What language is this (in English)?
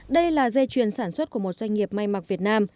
Vietnamese